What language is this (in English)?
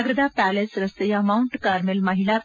Kannada